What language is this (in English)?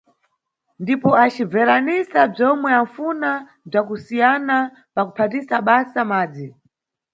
Nyungwe